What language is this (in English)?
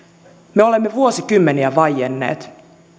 Finnish